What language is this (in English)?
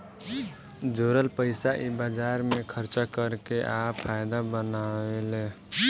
Bhojpuri